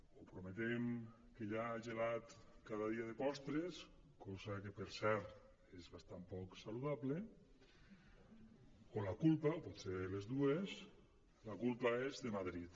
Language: Catalan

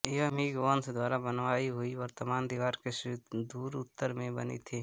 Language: Hindi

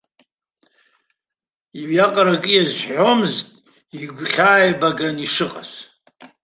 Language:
Abkhazian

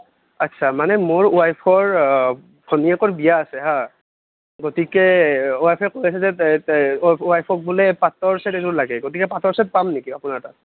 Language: Assamese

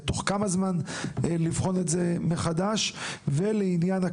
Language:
Hebrew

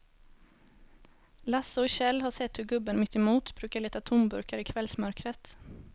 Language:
Swedish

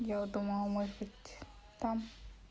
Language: Russian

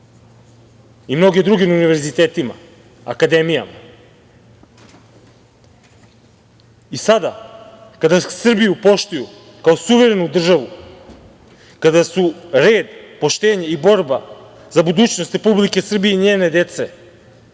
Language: Serbian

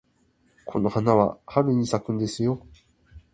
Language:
Japanese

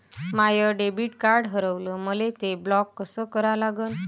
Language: Marathi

